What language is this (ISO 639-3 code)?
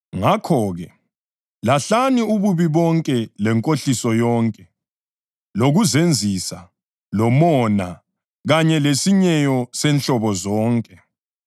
nde